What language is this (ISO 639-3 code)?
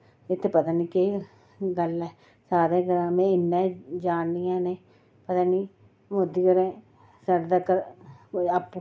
doi